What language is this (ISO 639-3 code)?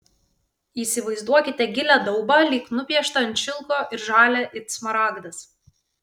lit